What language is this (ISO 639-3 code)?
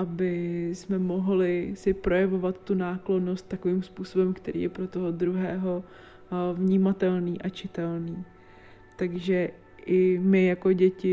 ces